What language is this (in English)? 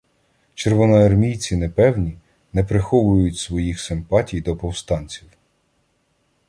Ukrainian